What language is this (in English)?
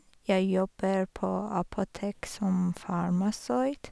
Norwegian